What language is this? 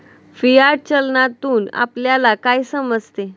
Marathi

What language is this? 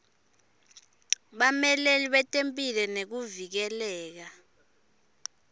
Swati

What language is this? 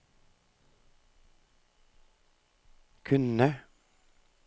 Norwegian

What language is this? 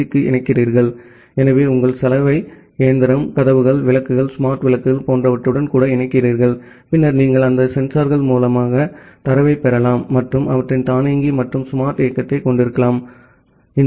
Tamil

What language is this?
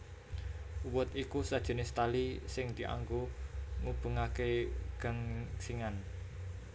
Javanese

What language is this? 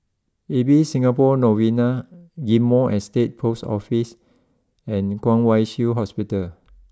English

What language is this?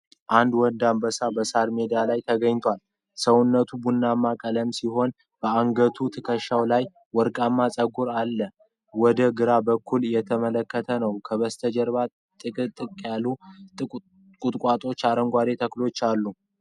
Amharic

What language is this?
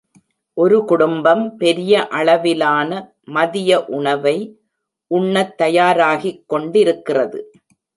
Tamil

